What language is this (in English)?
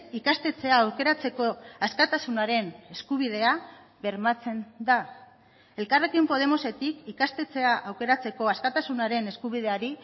Basque